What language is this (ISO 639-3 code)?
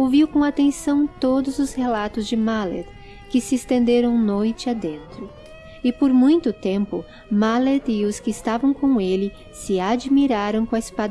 por